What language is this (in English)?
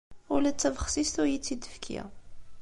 Kabyle